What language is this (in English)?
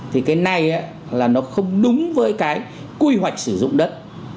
Vietnamese